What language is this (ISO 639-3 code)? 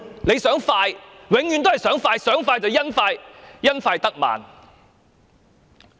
yue